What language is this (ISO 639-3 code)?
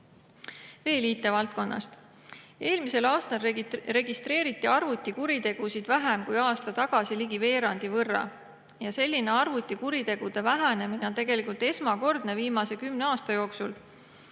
est